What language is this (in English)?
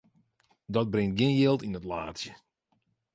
Western Frisian